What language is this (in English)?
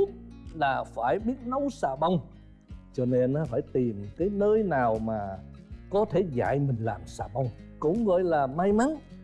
Vietnamese